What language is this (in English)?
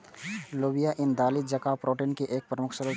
Maithili